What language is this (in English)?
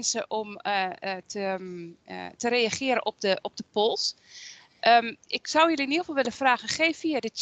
Dutch